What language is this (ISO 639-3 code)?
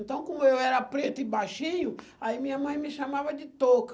por